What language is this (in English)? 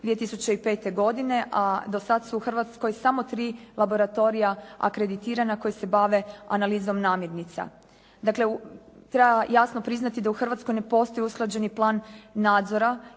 Croatian